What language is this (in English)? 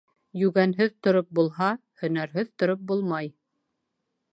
Bashkir